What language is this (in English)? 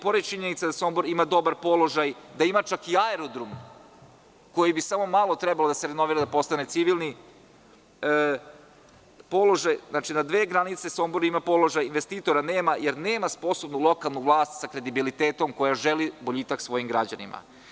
Serbian